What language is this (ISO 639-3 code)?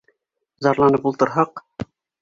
bak